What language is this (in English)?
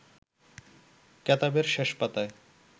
Bangla